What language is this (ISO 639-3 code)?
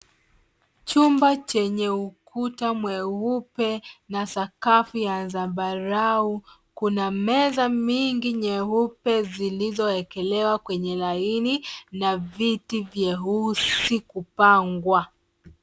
swa